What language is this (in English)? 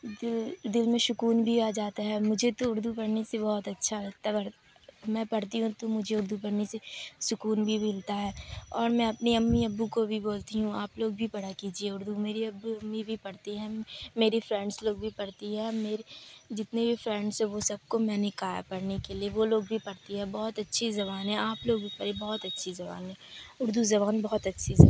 Urdu